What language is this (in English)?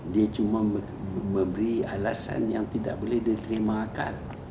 Indonesian